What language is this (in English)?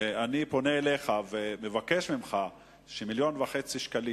Hebrew